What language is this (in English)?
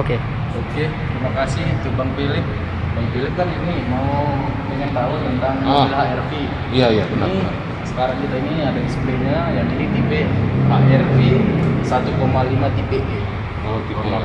Indonesian